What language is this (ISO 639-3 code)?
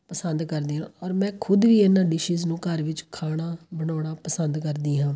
pan